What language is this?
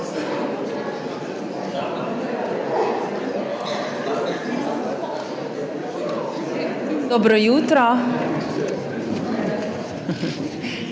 Slovenian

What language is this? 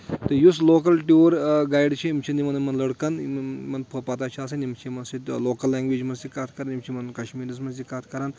Kashmiri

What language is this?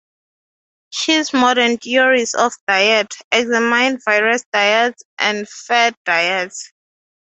English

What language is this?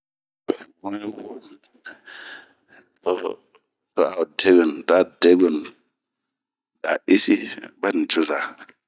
Bomu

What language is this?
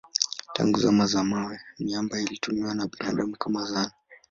Swahili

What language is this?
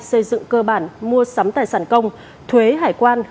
Vietnamese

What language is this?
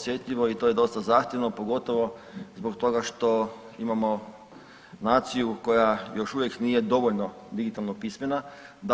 Croatian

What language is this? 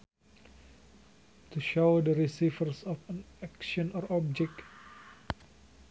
Sundanese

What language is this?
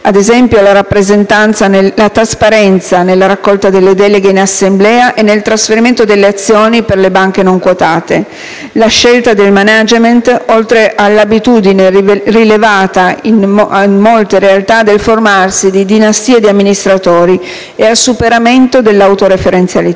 Italian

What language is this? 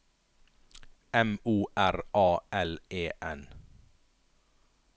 Norwegian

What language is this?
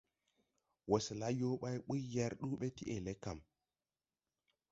Tupuri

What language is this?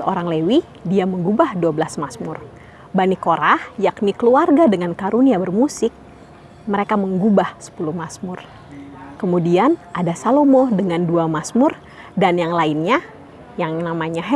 Indonesian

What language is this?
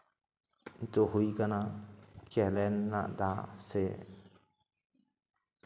Santali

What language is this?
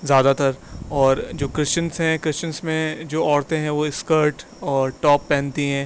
Urdu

